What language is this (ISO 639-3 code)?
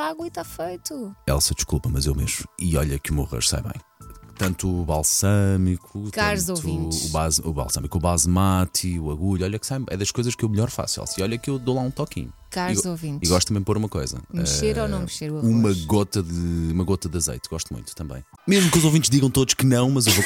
por